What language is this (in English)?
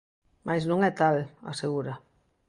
Galician